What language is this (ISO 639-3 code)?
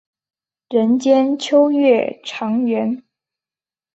zho